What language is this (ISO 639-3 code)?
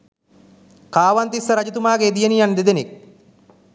sin